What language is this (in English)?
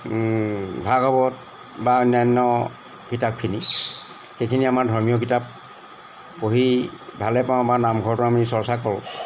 Assamese